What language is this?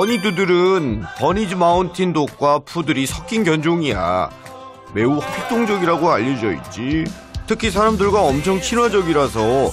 Korean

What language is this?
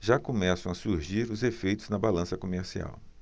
Portuguese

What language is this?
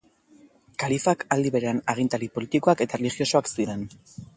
Basque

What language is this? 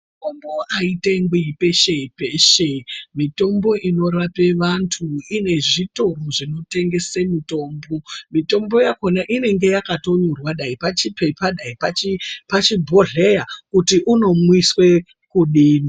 Ndau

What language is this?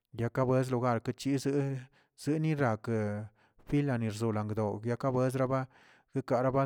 Tilquiapan Zapotec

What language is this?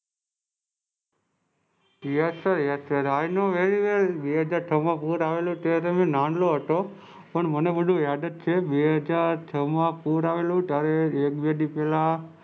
Gujarati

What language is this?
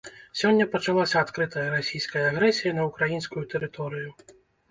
Belarusian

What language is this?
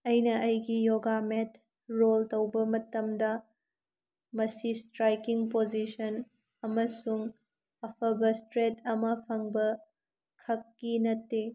Manipuri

